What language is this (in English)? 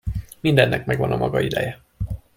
Hungarian